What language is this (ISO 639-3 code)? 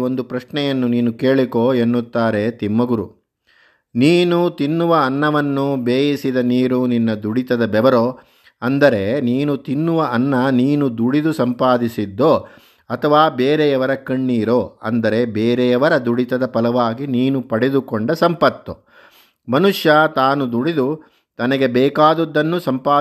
kan